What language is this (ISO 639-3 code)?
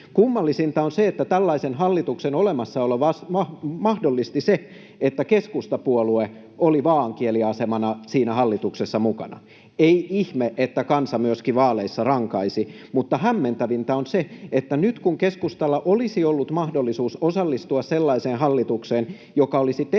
fin